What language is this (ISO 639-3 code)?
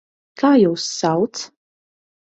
lav